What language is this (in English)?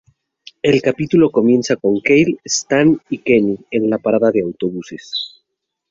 Spanish